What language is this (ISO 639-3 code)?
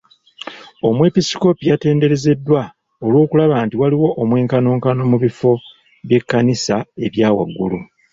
lug